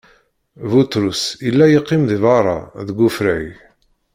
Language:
Kabyle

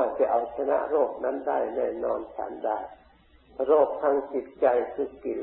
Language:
Thai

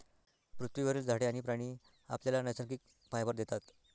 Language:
Marathi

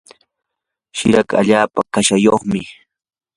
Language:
Yanahuanca Pasco Quechua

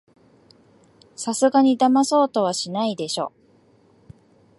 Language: Japanese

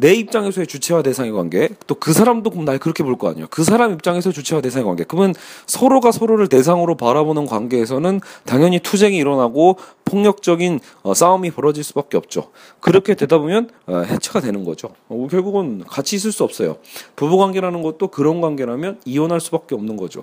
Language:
Korean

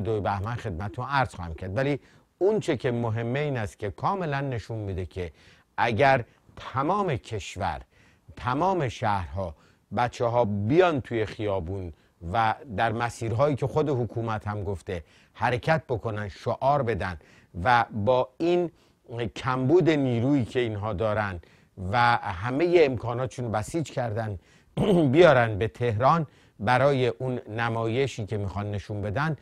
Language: Persian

